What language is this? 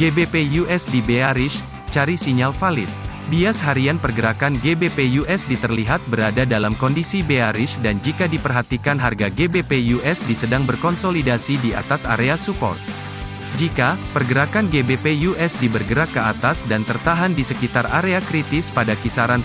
Indonesian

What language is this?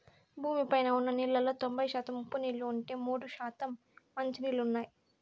Telugu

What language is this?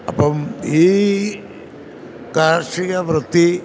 Malayalam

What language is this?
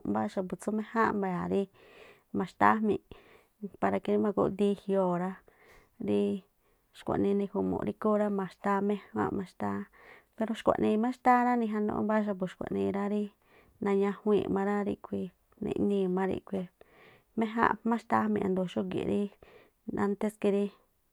Tlacoapa Me'phaa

